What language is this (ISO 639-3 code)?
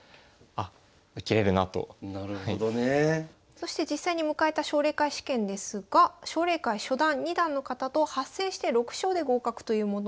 jpn